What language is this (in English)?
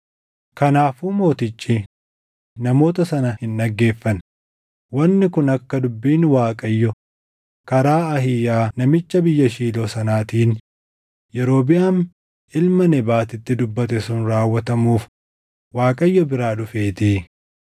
Oromo